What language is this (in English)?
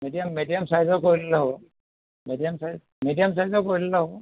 Assamese